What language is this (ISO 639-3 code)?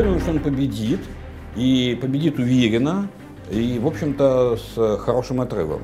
rus